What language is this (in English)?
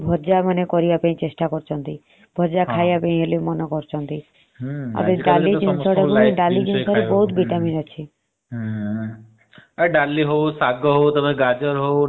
Odia